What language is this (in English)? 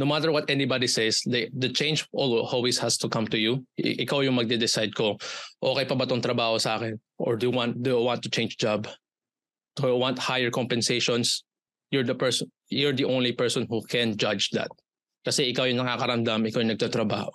Filipino